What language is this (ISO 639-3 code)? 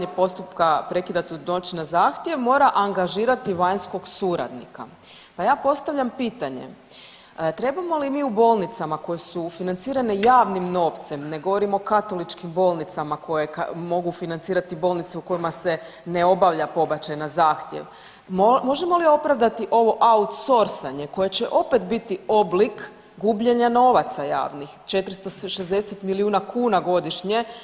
hrv